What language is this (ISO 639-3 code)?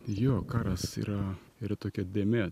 lit